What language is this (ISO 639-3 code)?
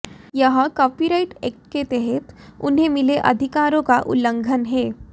hin